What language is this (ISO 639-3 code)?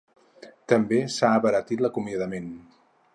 cat